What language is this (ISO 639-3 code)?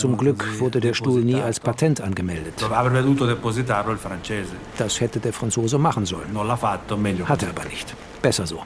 deu